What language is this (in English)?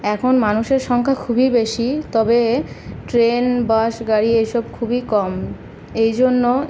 Bangla